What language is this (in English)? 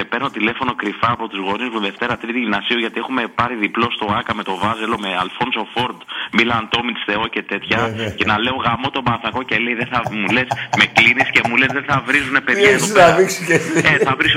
Greek